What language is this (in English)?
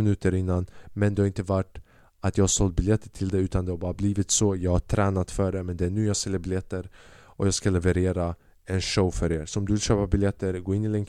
Swedish